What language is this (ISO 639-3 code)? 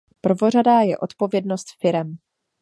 ces